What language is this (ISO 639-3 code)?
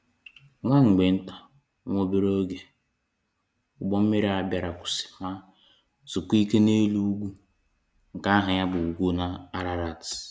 ibo